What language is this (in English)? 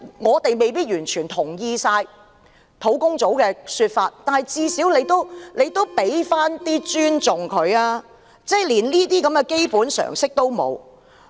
Cantonese